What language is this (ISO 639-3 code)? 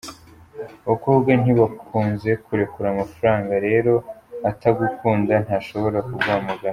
kin